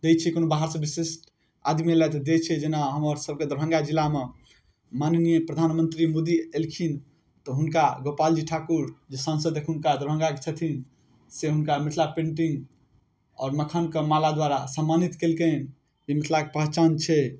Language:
Maithili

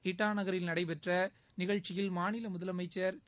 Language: Tamil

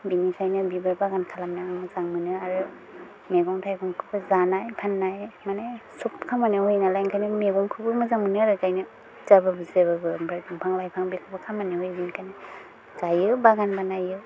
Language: Bodo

